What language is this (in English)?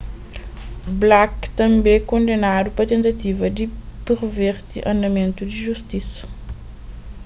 Kabuverdianu